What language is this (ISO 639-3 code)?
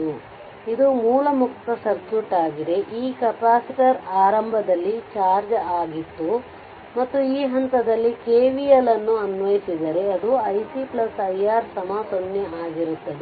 kan